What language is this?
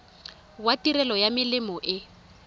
Tswana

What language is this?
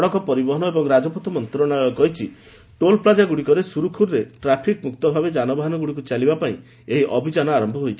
Odia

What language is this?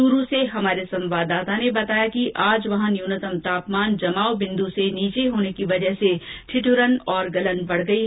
Hindi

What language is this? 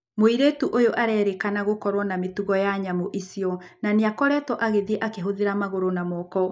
Kikuyu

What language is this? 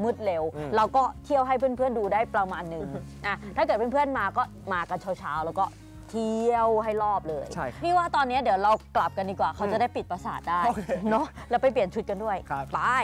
Thai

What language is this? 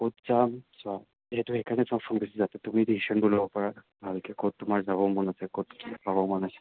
Assamese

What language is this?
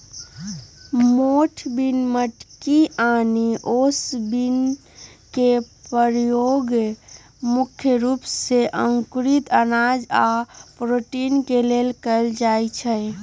Magahi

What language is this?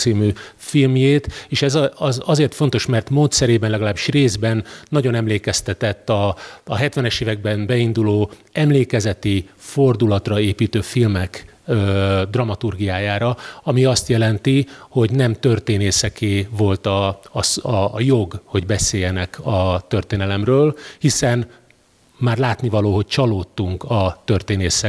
Hungarian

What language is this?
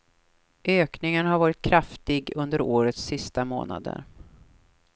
Swedish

